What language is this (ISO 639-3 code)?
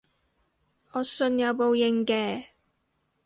yue